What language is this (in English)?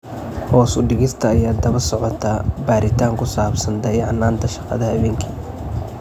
Somali